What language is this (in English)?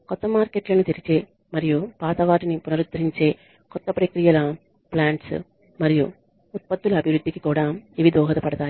Telugu